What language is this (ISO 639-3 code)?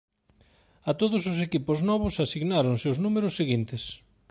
glg